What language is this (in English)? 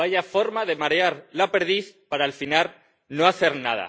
Spanish